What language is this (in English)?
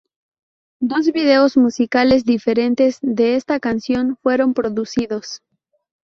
Spanish